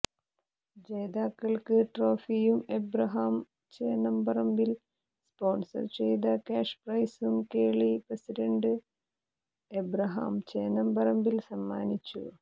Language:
Malayalam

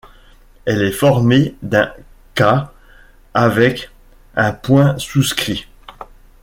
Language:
French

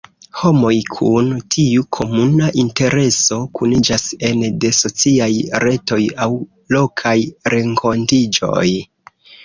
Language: Esperanto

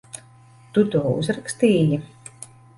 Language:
Latvian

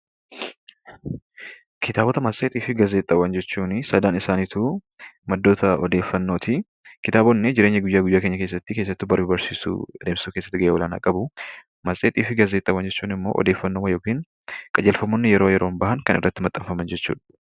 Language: Oromo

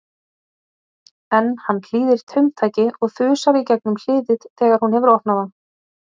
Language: Icelandic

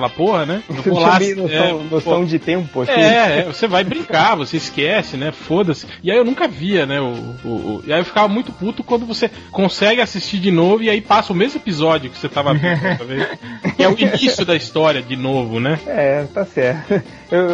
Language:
Portuguese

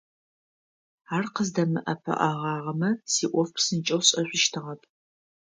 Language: Adyghe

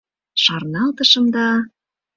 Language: Mari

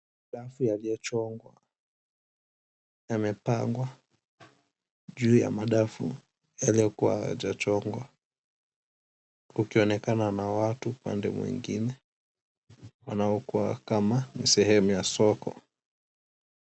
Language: Swahili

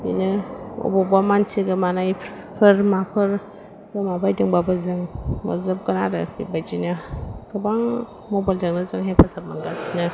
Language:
Bodo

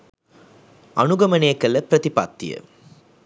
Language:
Sinhala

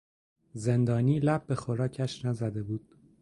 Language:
Persian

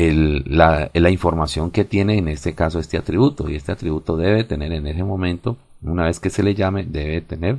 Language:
Spanish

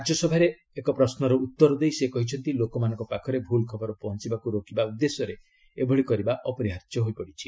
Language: Odia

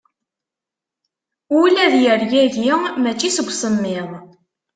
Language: Kabyle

